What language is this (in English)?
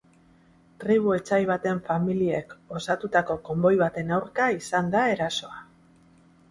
Basque